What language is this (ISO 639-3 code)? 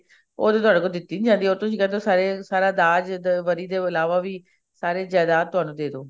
pan